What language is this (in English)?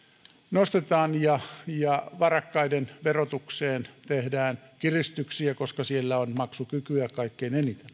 Finnish